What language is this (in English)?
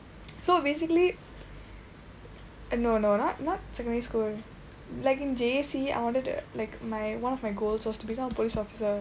English